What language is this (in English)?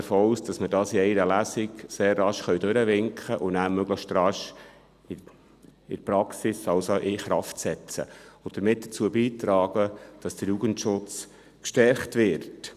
Swiss German